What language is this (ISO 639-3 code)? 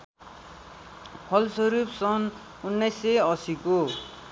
nep